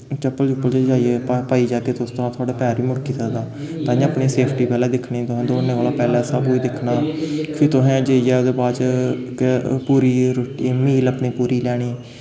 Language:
Dogri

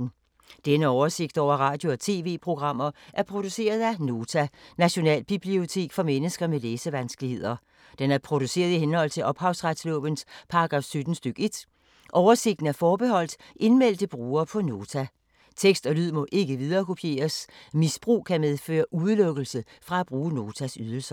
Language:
Danish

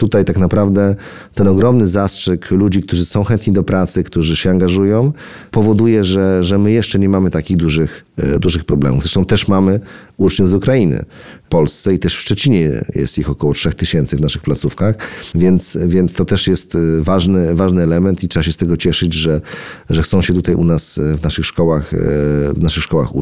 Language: Polish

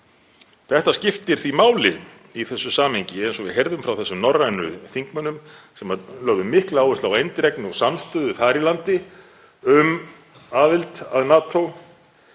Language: Icelandic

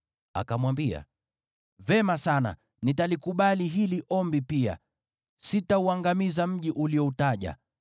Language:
Swahili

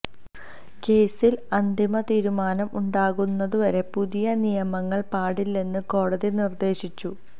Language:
Malayalam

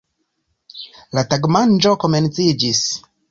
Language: Esperanto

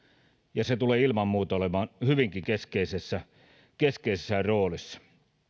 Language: Finnish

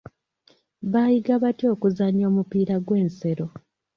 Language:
Ganda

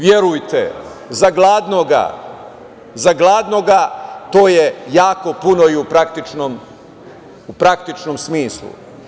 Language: Serbian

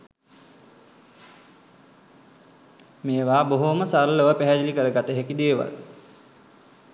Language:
Sinhala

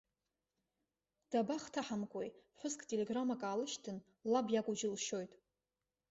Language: Abkhazian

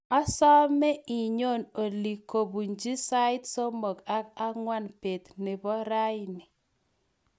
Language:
Kalenjin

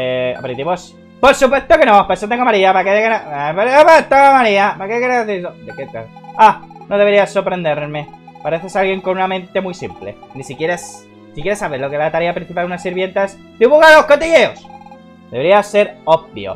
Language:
Spanish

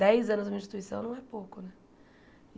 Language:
Portuguese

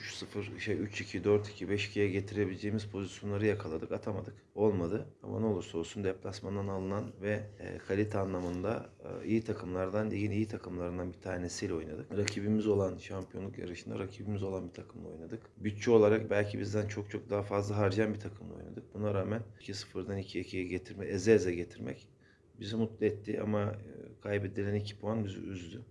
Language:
Turkish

